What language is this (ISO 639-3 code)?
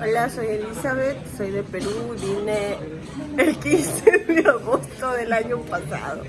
spa